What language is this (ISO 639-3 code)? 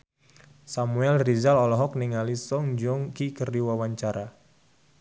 sun